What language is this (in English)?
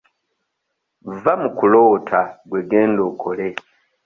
Ganda